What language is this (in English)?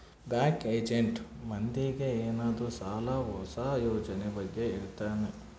Kannada